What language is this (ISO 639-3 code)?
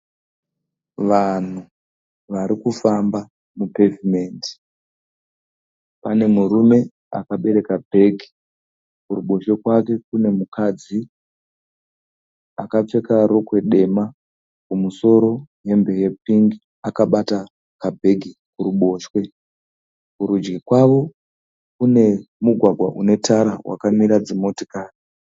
sna